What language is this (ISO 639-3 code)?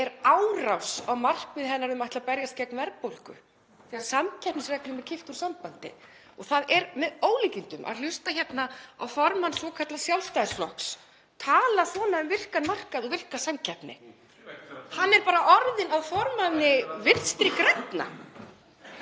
isl